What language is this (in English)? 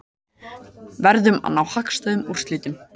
Icelandic